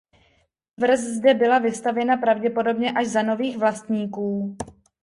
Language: Czech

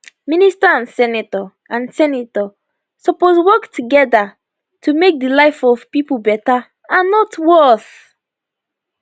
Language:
Nigerian Pidgin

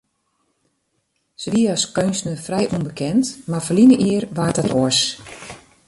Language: Western Frisian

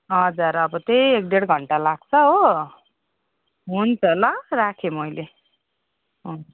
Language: Nepali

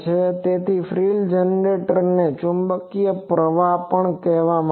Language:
Gujarati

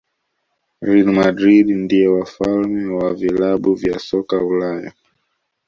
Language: Swahili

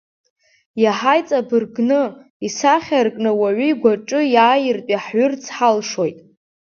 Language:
Abkhazian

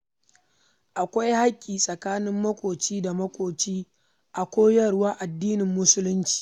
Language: Hausa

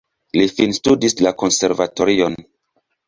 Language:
Esperanto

